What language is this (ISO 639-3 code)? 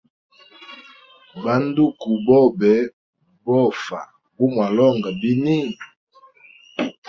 hem